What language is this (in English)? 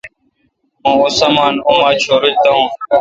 Kalkoti